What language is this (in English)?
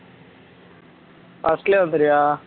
Tamil